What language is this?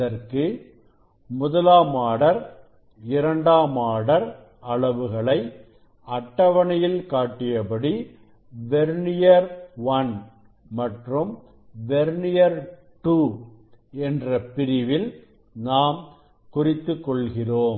Tamil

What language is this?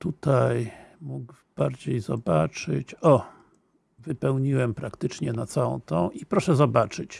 Polish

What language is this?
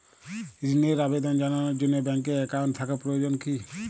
Bangla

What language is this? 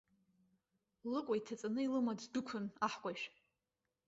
Abkhazian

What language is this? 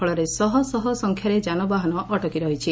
Odia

